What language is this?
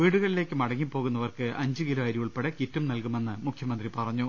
Malayalam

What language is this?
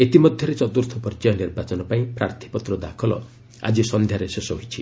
Odia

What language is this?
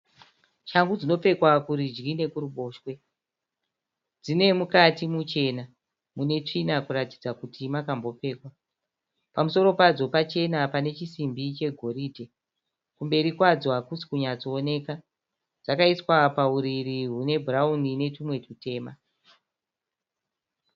Shona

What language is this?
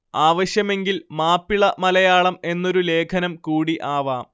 Malayalam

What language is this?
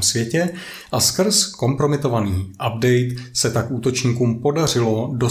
Czech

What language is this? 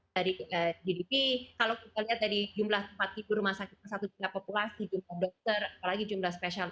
Indonesian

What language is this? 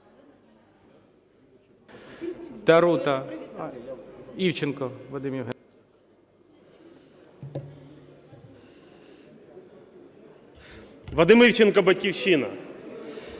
Ukrainian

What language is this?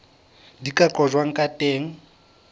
Southern Sotho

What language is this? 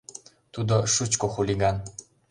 Mari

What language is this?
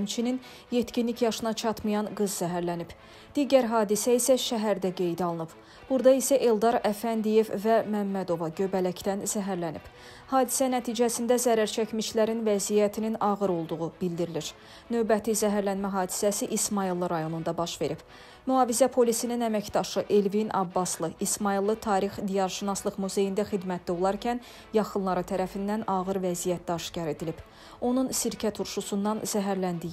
Turkish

